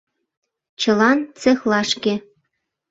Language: Mari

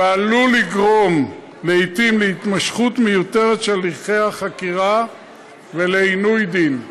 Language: Hebrew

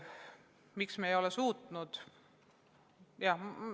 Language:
Estonian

